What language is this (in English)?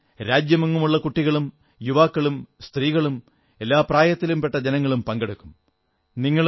Malayalam